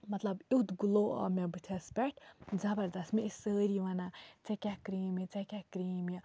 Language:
Kashmiri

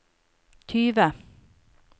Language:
Norwegian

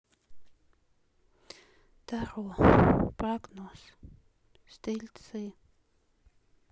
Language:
Russian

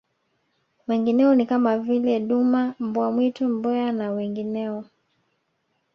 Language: Swahili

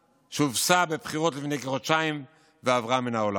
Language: Hebrew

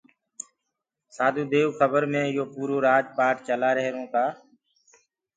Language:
Gurgula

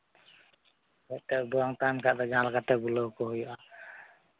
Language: Santali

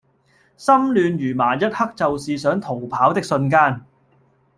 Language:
Cantonese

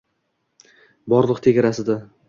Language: Uzbek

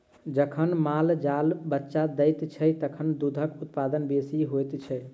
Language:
Maithili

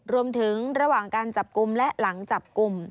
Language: Thai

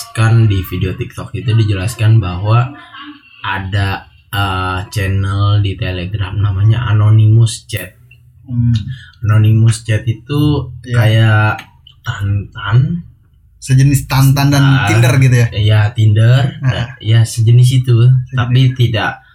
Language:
Indonesian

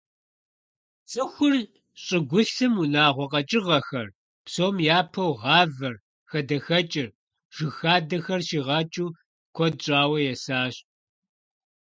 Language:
Kabardian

